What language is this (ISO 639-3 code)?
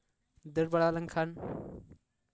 sat